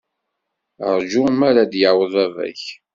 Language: Kabyle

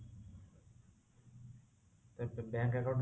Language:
Odia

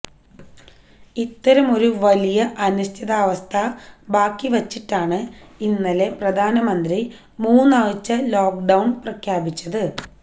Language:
Malayalam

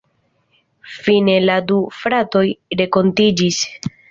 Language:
Esperanto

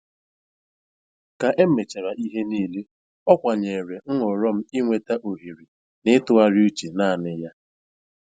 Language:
Igbo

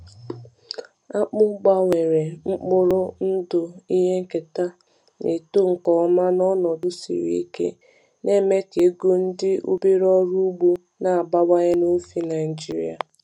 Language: Igbo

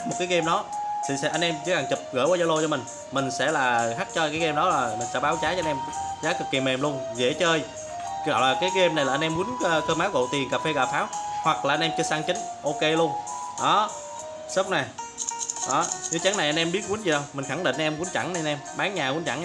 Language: Vietnamese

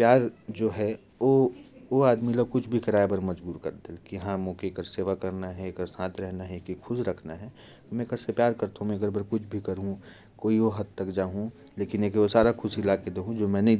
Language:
Korwa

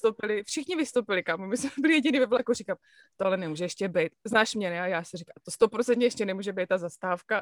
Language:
Czech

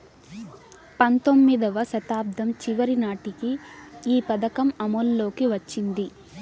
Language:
Telugu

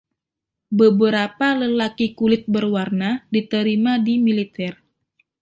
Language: Indonesian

